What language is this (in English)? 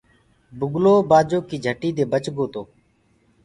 Gurgula